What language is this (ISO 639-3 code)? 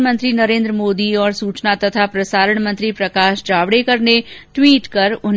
hin